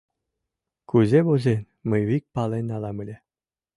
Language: Mari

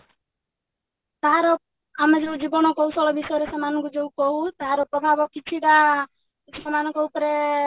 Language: Odia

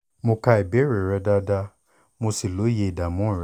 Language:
Yoruba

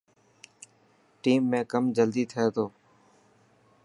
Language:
Dhatki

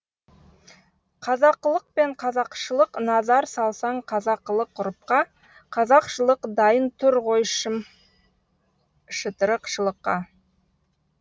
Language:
Kazakh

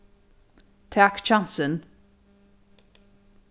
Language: Faroese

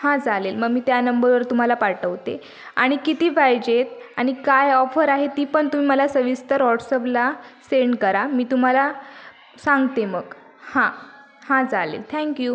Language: Marathi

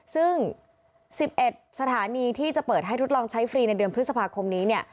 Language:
Thai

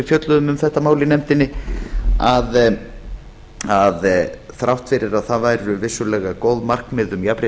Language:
Icelandic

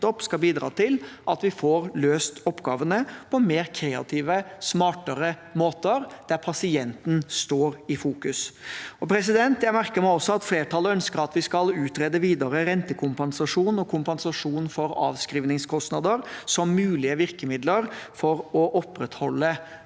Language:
Norwegian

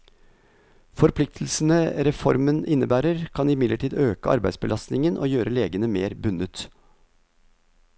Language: Norwegian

